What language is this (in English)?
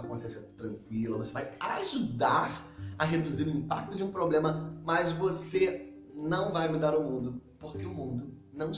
Portuguese